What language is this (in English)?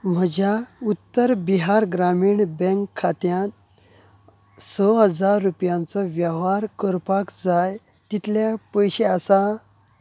Konkani